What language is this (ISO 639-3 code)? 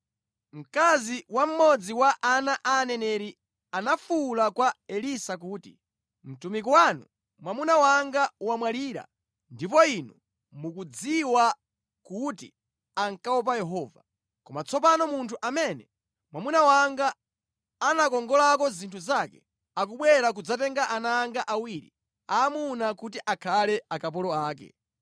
nya